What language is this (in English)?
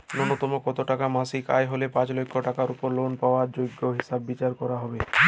Bangla